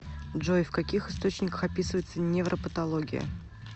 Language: Russian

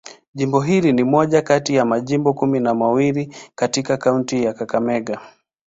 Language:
Swahili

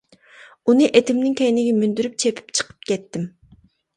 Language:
Uyghur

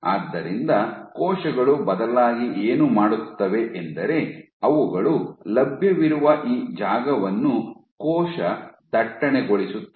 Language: Kannada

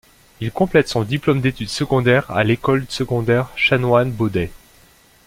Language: French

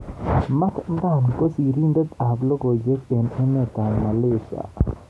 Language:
Kalenjin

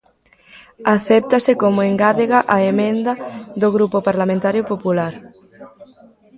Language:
Galician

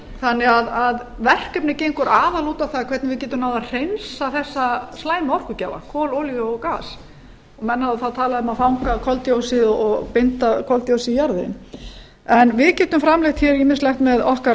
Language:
Icelandic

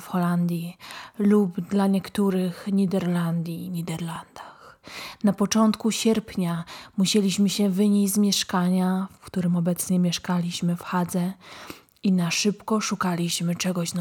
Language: Polish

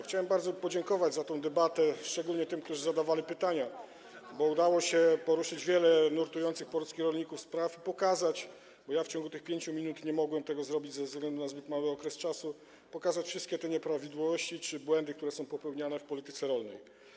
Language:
Polish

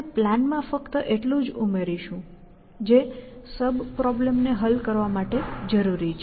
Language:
Gujarati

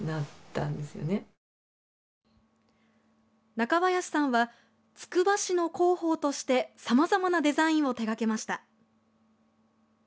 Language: Japanese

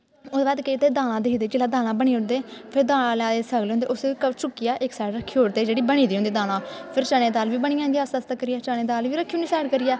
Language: Dogri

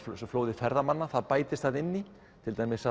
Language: Icelandic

